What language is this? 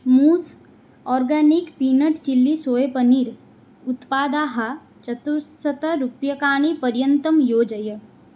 Sanskrit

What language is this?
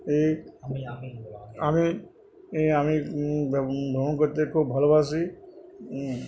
Bangla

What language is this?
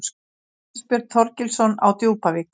Icelandic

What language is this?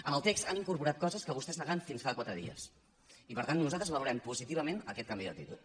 Catalan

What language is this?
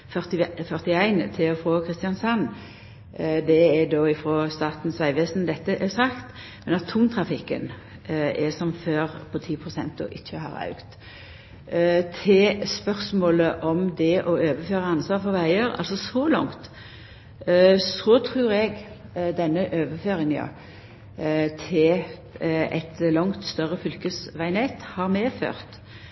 Norwegian Nynorsk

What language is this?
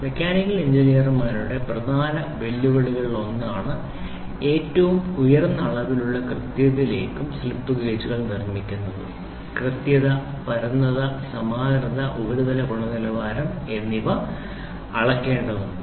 Malayalam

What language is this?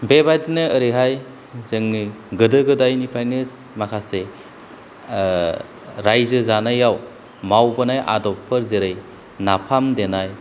Bodo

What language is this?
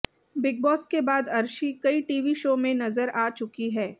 Hindi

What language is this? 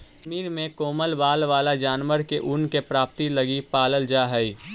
Magahi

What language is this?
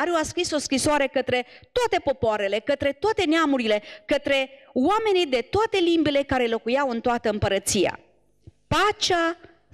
Romanian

